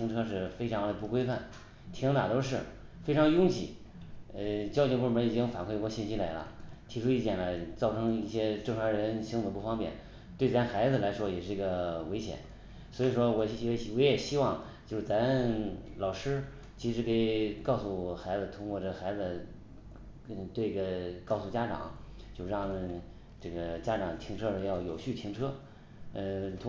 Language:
Chinese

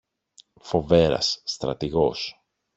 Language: Greek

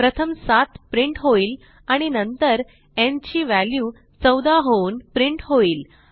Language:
Marathi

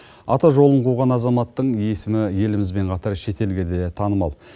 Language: Kazakh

